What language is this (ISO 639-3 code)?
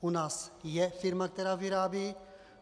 ces